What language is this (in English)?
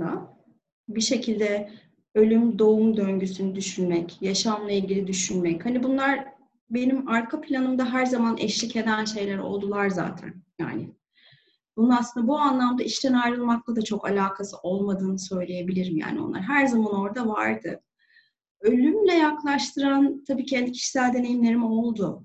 Turkish